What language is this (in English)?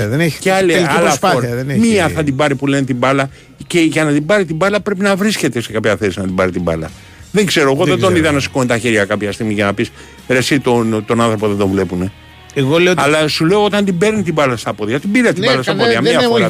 Greek